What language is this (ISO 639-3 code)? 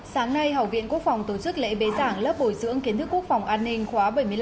vie